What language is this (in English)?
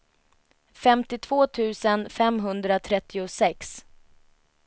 Swedish